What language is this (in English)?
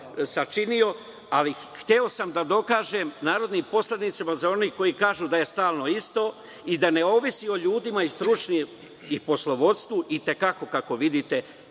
Serbian